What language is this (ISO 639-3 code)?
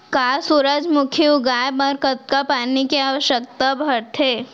hne